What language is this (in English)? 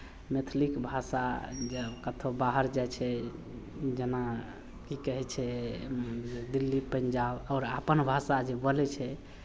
Maithili